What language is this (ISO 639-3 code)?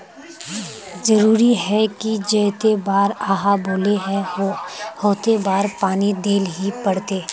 mag